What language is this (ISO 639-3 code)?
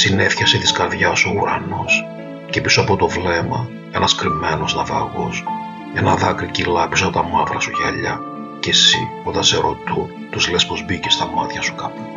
ell